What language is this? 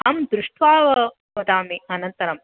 Sanskrit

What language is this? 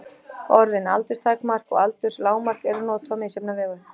Icelandic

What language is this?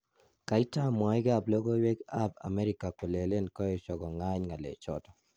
Kalenjin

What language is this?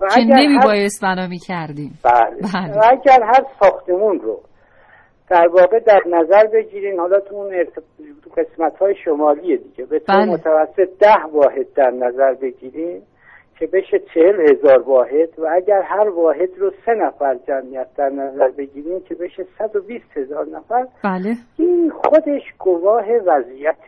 Persian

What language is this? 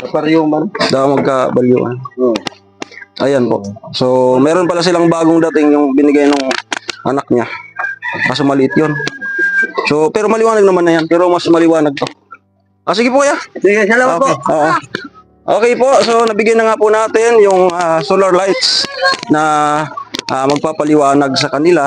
Filipino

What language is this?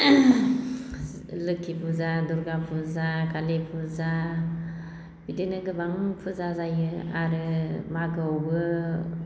Bodo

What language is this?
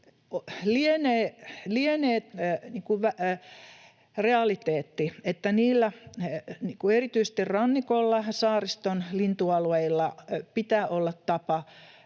Finnish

